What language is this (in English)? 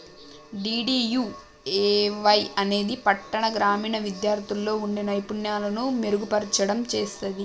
Telugu